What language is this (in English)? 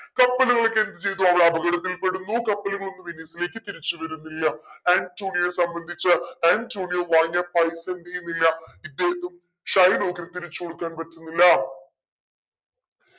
Malayalam